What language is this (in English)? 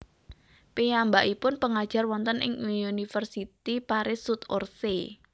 Javanese